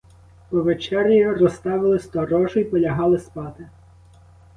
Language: Ukrainian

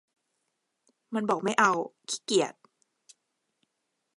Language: Thai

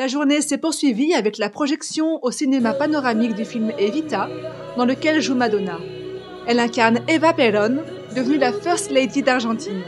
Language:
French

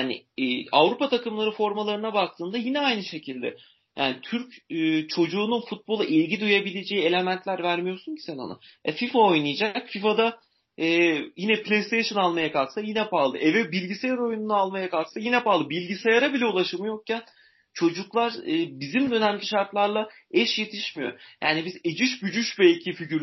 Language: Turkish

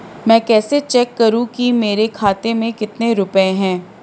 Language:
Hindi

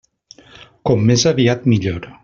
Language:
Catalan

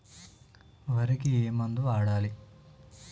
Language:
Telugu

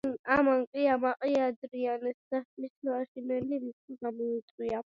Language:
Georgian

